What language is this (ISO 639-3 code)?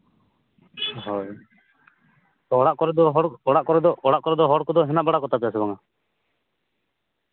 sat